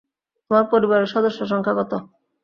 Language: Bangla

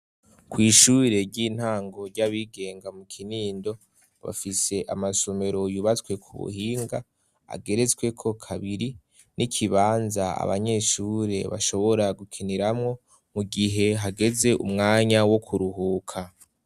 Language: Rundi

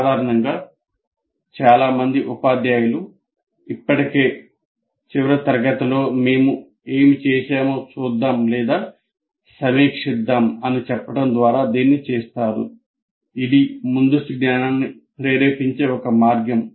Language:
Telugu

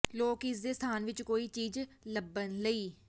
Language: Punjabi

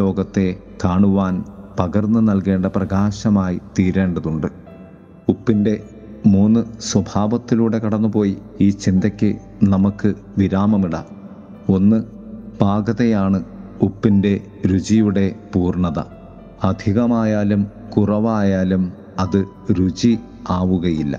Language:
Malayalam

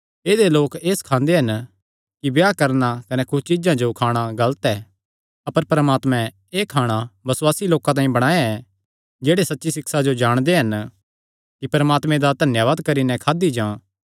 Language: Kangri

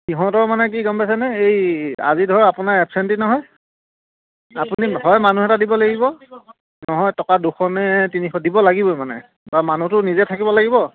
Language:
Assamese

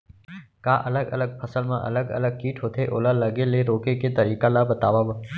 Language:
Chhattisgarhi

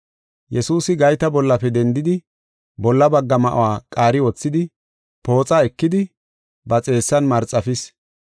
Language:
Gofa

